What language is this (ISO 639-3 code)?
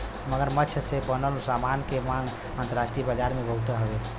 bho